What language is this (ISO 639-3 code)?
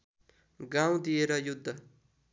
nep